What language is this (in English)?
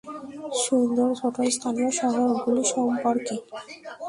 Bangla